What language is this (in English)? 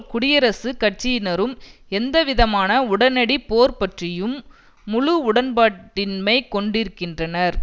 Tamil